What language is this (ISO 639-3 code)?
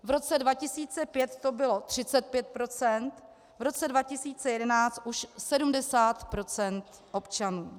ces